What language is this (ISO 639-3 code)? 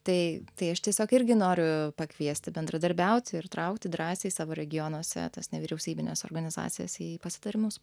lit